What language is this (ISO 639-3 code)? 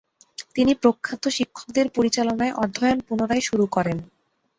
ben